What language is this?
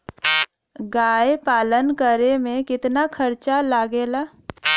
Bhojpuri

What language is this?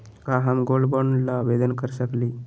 Magahi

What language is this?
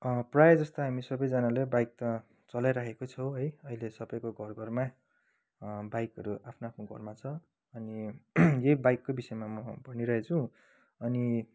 Nepali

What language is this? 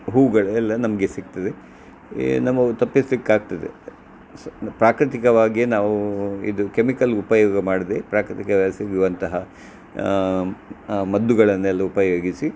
Kannada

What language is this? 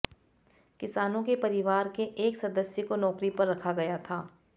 Hindi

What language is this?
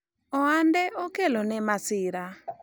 Luo (Kenya and Tanzania)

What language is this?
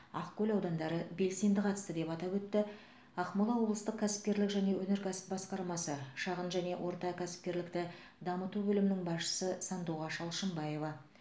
Kazakh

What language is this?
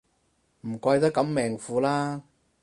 Cantonese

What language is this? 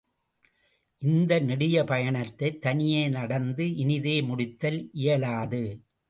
Tamil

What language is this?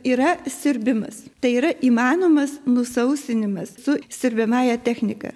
Lithuanian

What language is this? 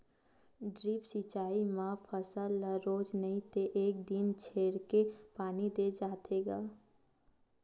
Chhattisgarhi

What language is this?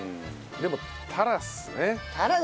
Japanese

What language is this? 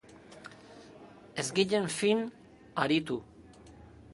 Basque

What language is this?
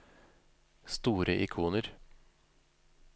Norwegian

